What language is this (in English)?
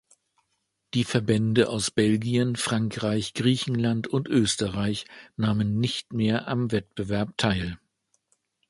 German